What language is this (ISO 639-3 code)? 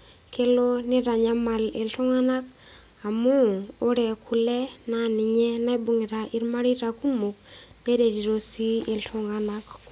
mas